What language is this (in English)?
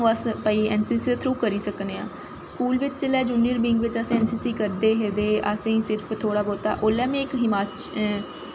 Dogri